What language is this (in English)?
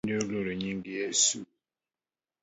Luo (Kenya and Tanzania)